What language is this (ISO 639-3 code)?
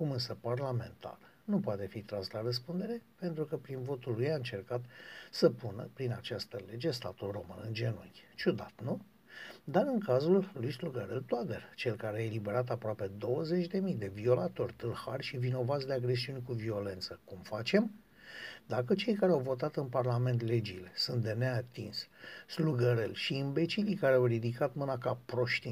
ron